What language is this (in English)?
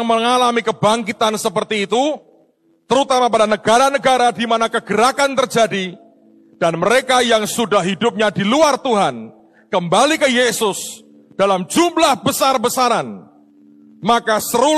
Indonesian